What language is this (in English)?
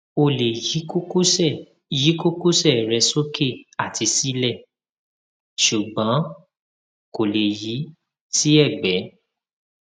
Yoruba